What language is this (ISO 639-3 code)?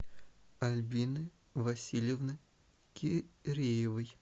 rus